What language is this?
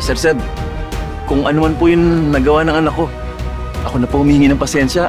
Filipino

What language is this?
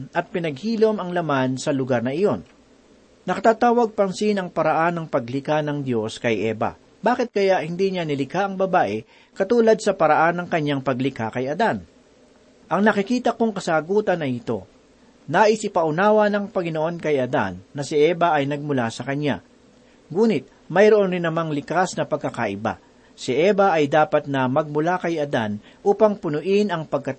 Filipino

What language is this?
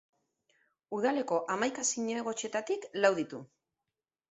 Basque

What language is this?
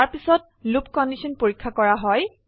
Assamese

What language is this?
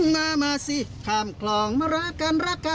Thai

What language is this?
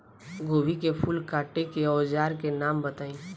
Bhojpuri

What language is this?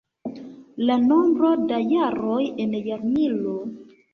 Esperanto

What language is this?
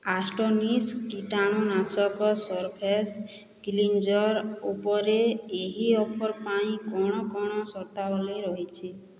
Odia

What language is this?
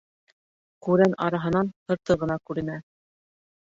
Bashkir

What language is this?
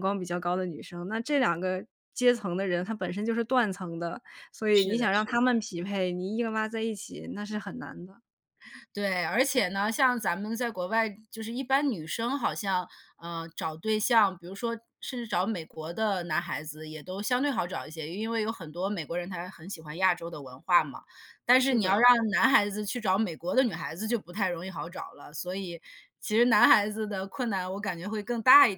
Chinese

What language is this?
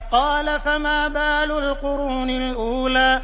Arabic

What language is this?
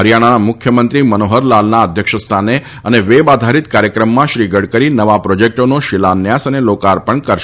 Gujarati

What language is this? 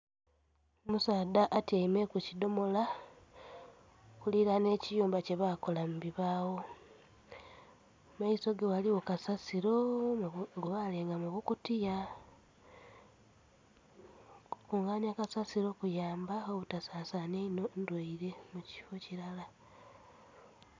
Soga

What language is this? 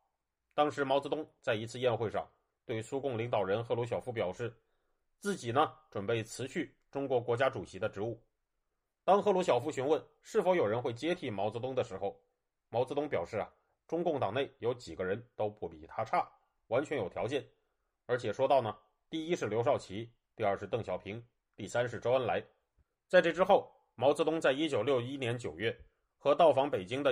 Chinese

